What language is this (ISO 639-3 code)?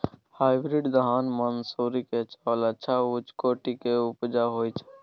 mai